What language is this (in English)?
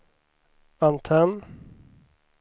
Swedish